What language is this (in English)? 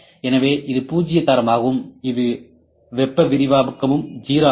Tamil